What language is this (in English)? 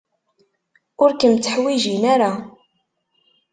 Kabyle